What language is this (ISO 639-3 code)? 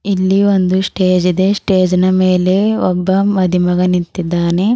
kan